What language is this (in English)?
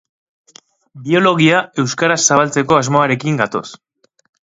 Basque